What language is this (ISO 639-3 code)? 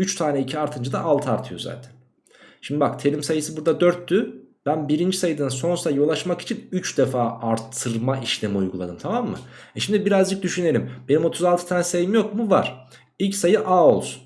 tur